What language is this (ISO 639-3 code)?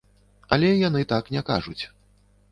bel